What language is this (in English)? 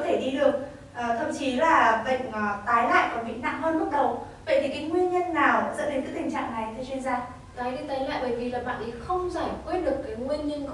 Vietnamese